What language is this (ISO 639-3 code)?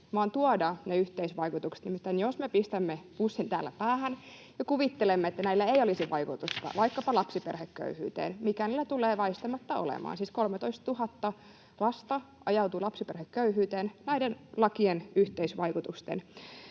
fin